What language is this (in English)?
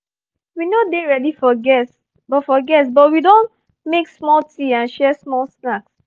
Nigerian Pidgin